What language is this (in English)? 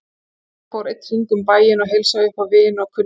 Icelandic